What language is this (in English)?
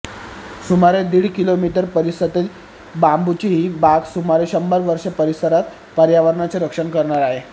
Marathi